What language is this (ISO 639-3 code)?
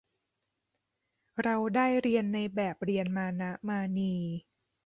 tha